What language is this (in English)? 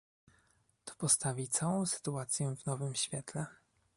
Polish